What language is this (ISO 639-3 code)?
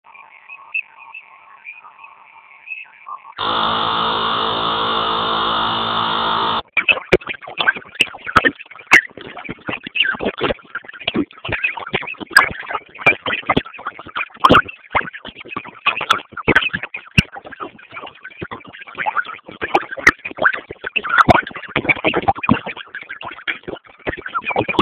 grn